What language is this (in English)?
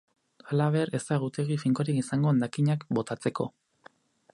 Basque